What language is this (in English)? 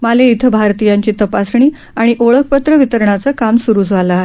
Marathi